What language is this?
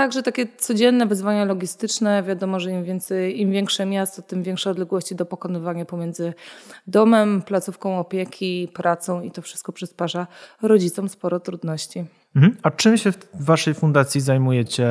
Polish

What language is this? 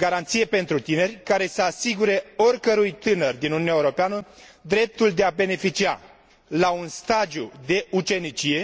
Romanian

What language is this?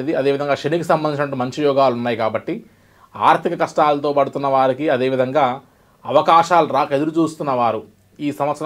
Telugu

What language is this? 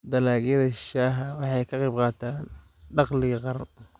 Somali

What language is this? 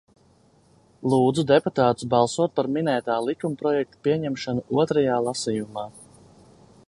Latvian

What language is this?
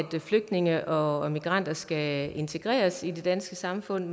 Danish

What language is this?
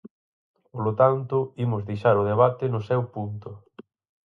Galician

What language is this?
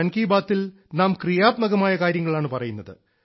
Malayalam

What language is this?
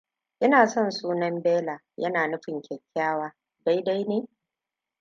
Hausa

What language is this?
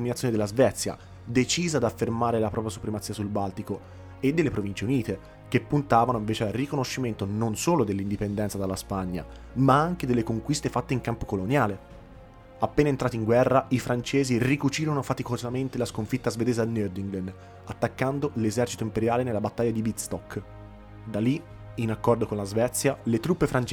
Italian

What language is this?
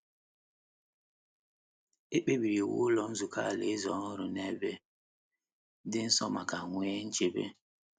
Igbo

